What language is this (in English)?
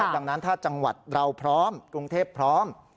Thai